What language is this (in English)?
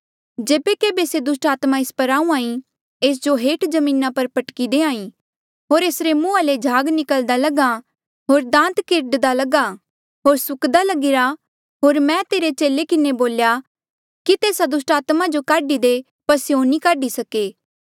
Mandeali